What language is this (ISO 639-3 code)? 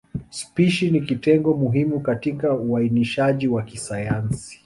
swa